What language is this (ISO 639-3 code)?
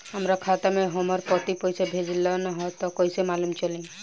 bho